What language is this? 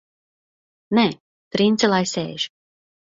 Latvian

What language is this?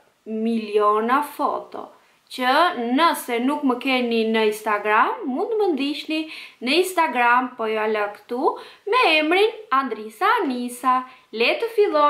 Romanian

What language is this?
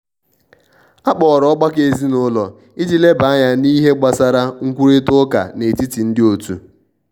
Igbo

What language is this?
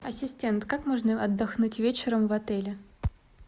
Russian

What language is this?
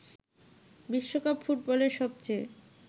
Bangla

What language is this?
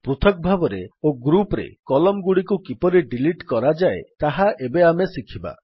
Odia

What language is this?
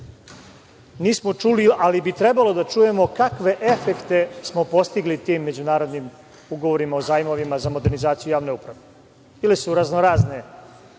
Serbian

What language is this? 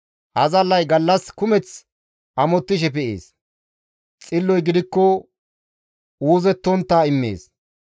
Gamo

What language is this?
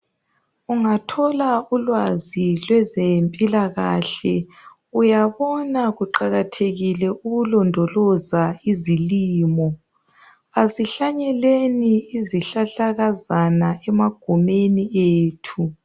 North Ndebele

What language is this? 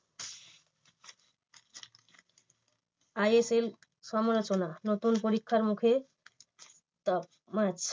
Bangla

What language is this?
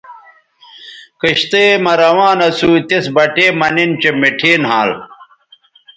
Bateri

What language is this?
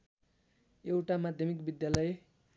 Nepali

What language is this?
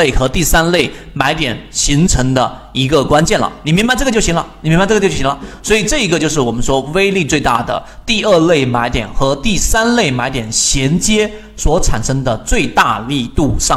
Chinese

